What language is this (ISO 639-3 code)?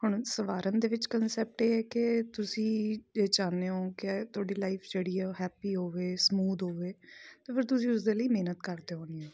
pan